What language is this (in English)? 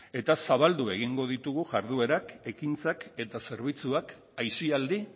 Basque